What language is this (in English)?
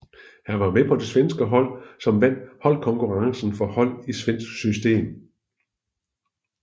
Danish